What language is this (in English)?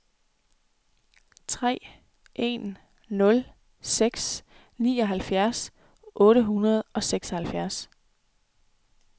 Danish